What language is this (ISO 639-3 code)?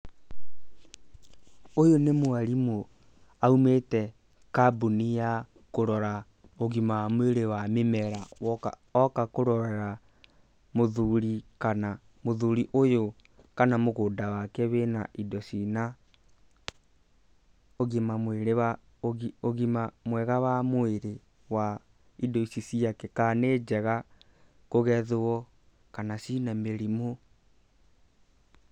kik